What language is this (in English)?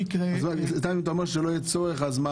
Hebrew